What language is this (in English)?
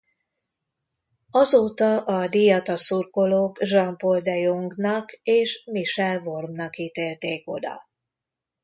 Hungarian